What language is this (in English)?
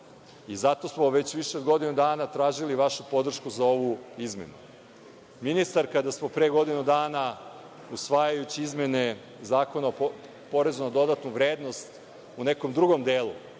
Serbian